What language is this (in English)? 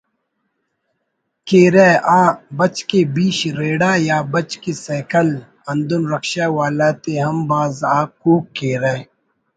Brahui